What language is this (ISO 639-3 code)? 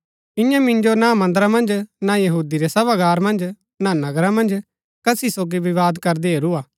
gbk